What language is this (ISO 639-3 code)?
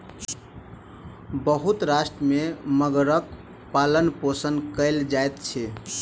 mai